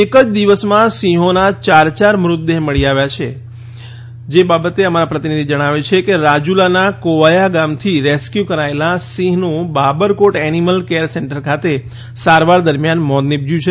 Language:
Gujarati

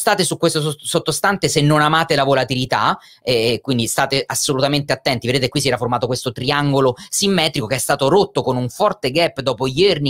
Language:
Italian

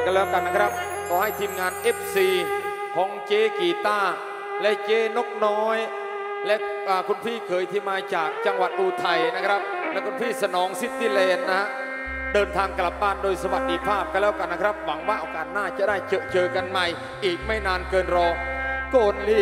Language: Thai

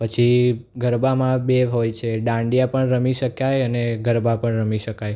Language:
Gujarati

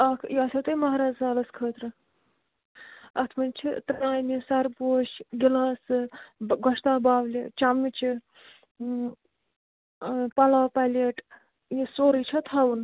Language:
Kashmiri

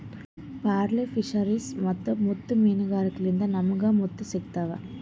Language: Kannada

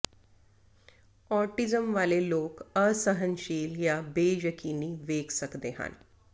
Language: Punjabi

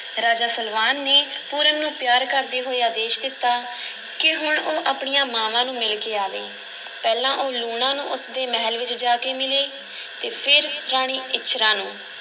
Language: Punjabi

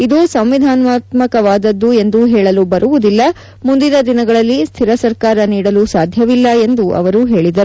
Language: Kannada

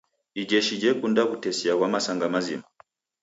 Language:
Taita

